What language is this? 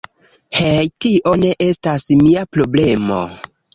Esperanto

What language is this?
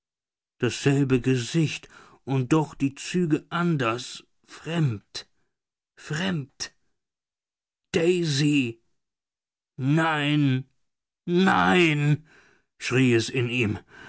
German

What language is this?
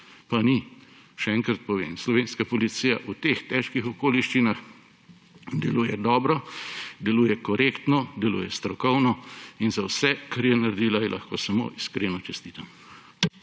Slovenian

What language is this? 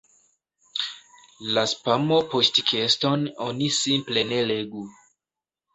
Esperanto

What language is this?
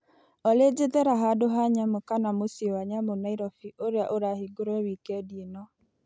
Kikuyu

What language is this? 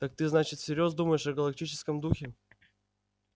Russian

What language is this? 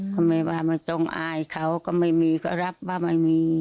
Thai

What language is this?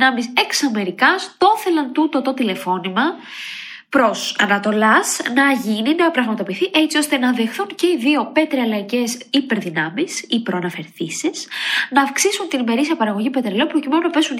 Greek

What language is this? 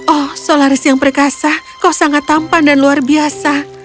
Indonesian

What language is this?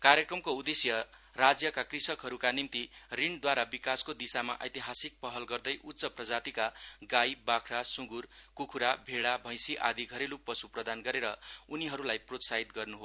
Nepali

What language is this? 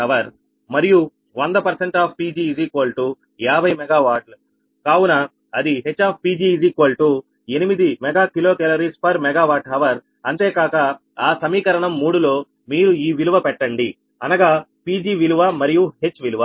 Telugu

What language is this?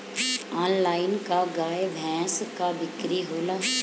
Bhojpuri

